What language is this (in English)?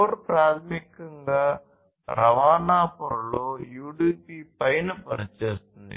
Telugu